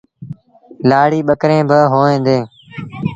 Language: Sindhi Bhil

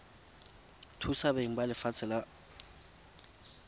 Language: Tswana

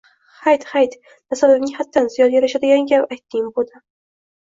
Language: Uzbek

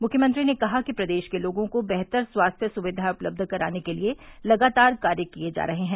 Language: Hindi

